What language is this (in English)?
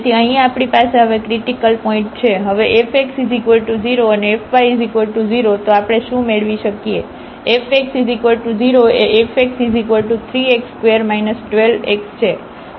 Gujarati